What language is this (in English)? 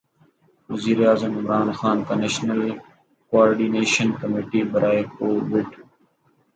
Urdu